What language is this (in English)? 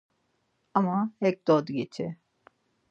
Laz